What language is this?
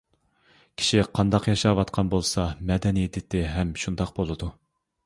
Uyghur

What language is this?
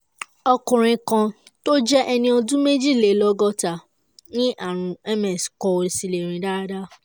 Yoruba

